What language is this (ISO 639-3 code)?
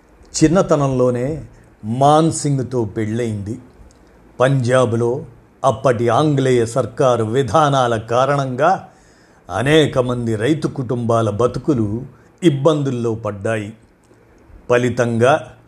tel